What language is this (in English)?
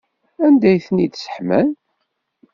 Kabyle